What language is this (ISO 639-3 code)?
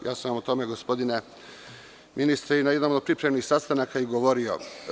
srp